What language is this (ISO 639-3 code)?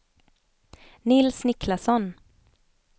swe